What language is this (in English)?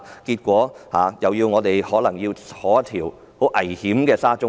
Cantonese